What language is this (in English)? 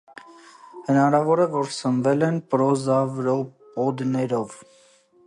Armenian